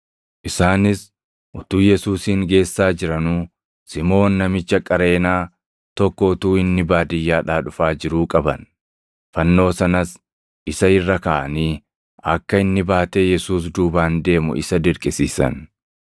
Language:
Oromo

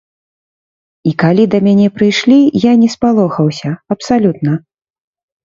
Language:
Belarusian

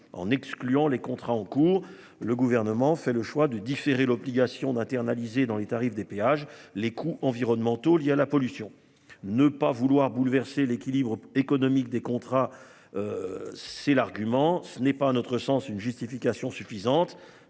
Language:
French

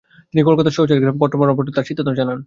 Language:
Bangla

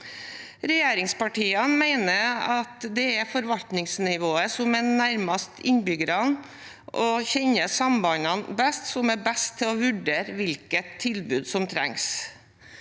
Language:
Norwegian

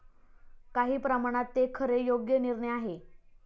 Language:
Marathi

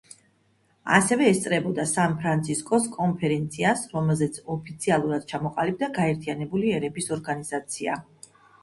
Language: Georgian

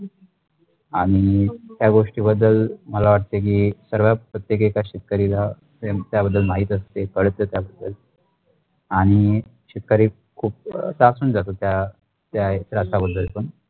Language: Marathi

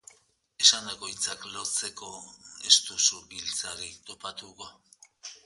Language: Basque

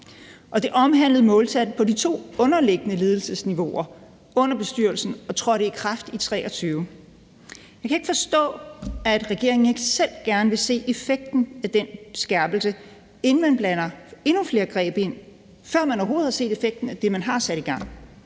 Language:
Danish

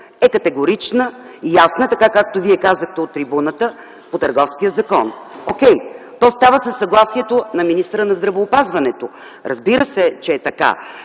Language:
Bulgarian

